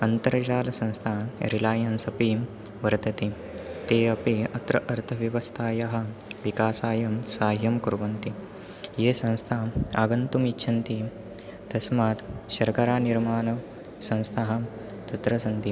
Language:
Sanskrit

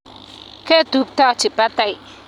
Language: Kalenjin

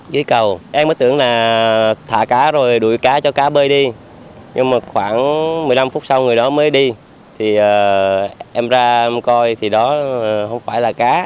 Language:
Vietnamese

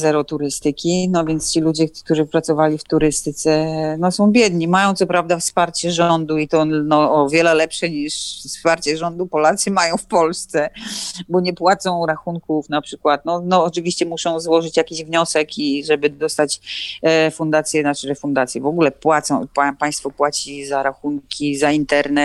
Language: Polish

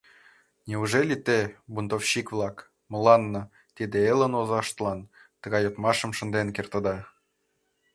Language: Mari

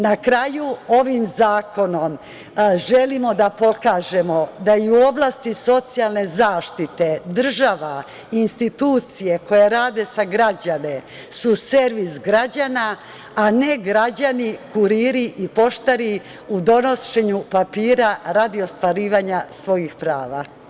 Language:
Serbian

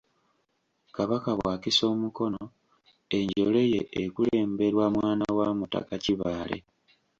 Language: Ganda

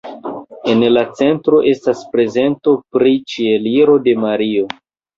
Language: Esperanto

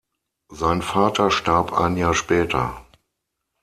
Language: German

